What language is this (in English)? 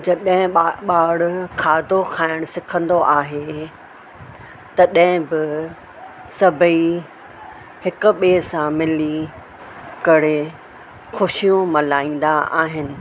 Sindhi